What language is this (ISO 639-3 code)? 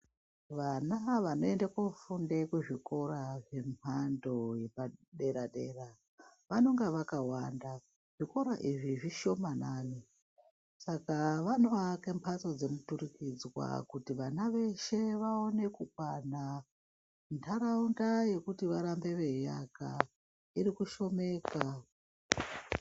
ndc